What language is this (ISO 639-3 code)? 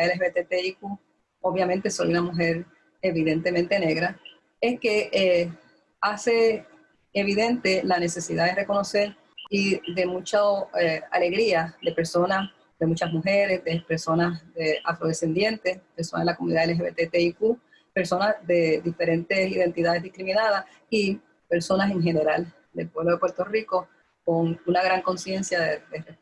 spa